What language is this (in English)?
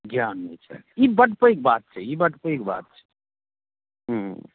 Maithili